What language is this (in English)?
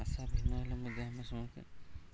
Odia